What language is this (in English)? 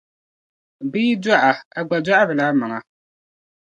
Dagbani